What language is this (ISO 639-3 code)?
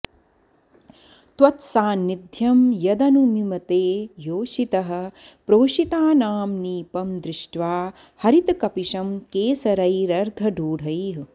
san